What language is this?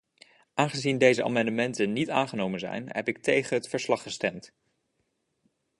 Dutch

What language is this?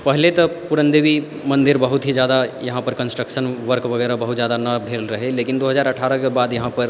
Maithili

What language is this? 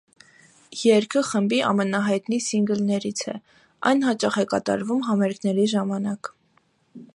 Armenian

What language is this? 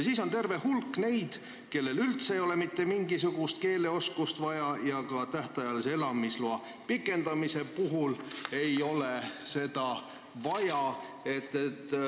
Estonian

